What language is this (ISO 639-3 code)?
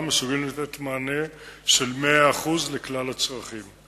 heb